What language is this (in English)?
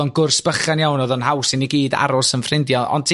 Welsh